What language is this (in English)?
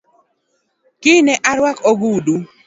Luo (Kenya and Tanzania)